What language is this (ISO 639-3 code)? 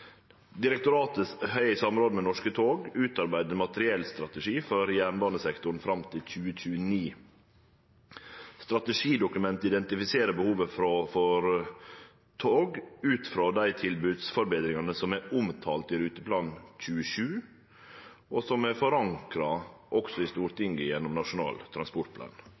nno